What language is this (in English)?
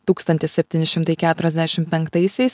Lithuanian